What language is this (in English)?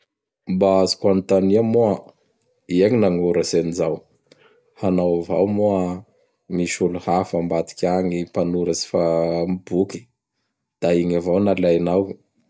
Bara Malagasy